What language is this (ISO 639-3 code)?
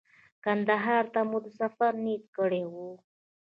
pus